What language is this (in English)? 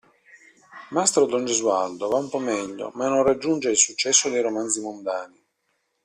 Italian